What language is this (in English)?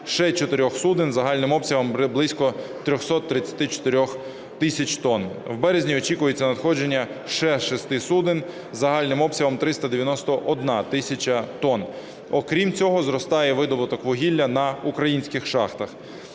Ukrainian